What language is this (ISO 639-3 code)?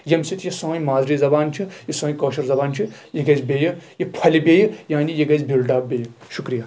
kas